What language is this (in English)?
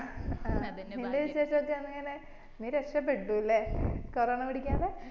Malayalam